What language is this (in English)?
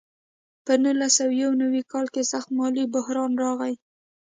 Pashto